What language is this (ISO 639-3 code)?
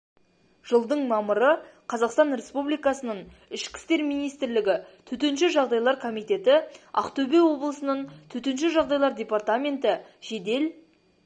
kaz